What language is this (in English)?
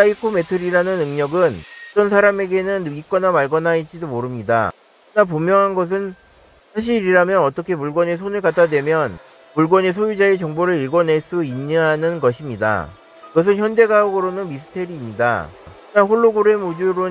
Korean